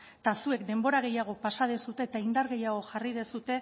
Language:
Basque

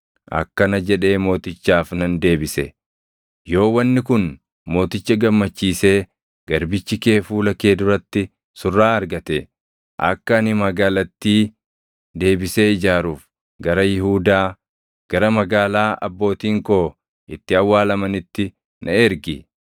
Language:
Oromo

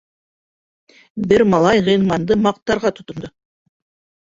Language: Bashkir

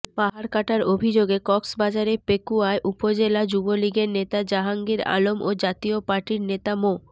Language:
Bangla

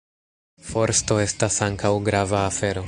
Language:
Esperanto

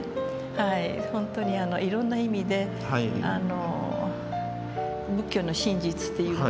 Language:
Japanese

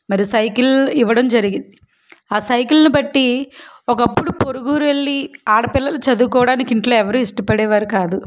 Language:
Telugu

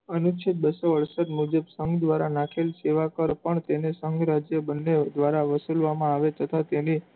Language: Gujarati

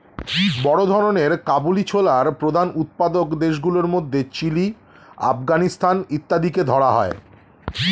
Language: Bangla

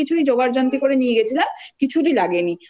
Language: Bangla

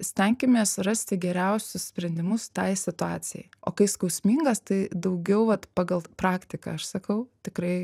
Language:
Lithuanian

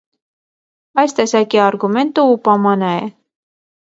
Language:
Armenian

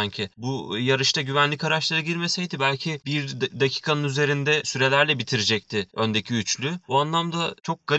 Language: Turkish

